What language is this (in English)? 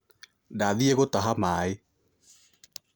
Kikuyu